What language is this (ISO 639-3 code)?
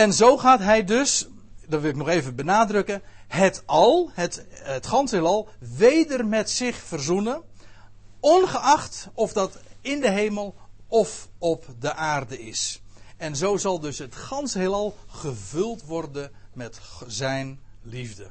nld